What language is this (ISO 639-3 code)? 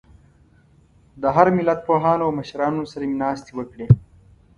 pus